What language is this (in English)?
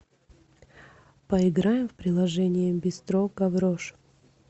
Russian